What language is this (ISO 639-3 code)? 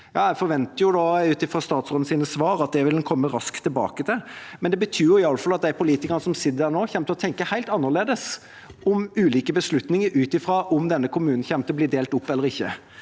nor